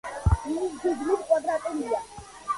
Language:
Georgian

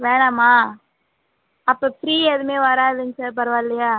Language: Tamil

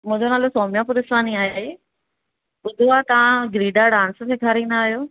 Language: Sindhi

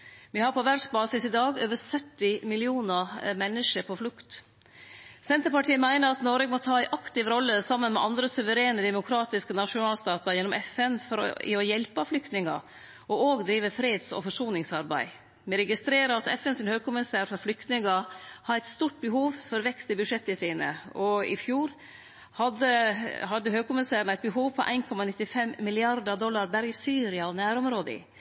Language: Norwegian Nynorsk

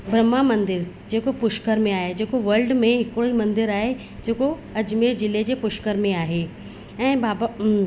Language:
Sindhi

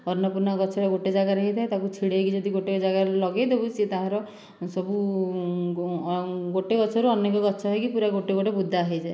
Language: Odia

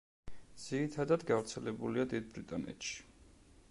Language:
Georgian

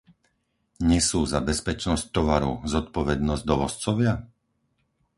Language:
Slovak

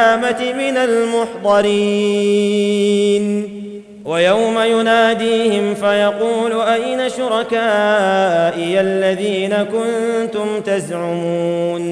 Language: Arabic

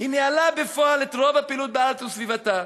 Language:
Hebrew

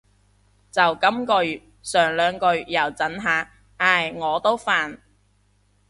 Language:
Cantonese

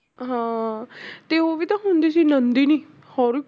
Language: Punjabi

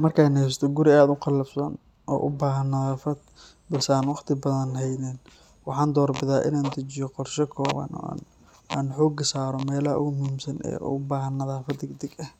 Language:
Somali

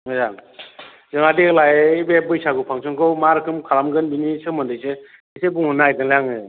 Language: Bodo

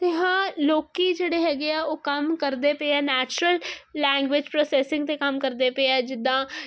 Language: Punjabi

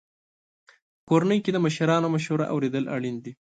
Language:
Pashto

